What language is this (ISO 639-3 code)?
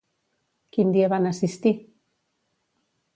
cat